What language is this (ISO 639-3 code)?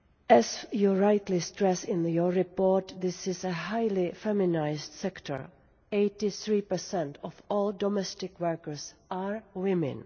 eng